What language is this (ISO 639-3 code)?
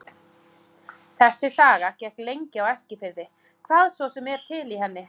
isl